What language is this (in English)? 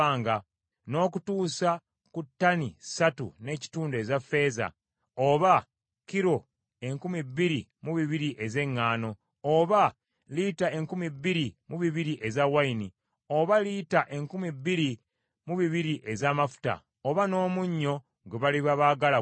Ganda